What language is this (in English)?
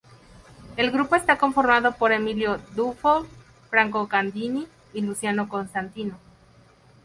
Spanish